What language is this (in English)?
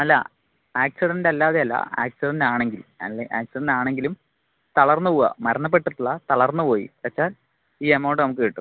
Malayalam